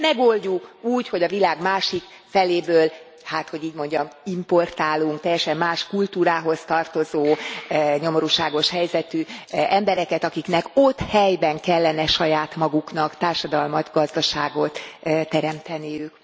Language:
Hungarian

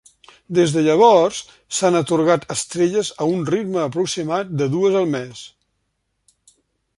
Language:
Catalan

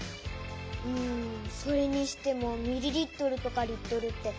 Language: Japanese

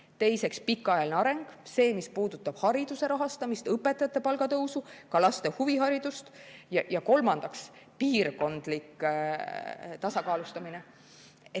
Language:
Estonian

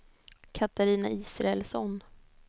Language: Swedish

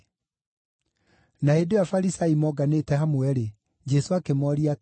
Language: Kikuyu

